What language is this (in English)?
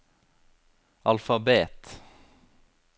Norwegian